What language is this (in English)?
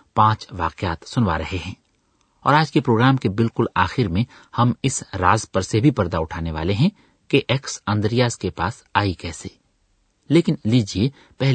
Urdu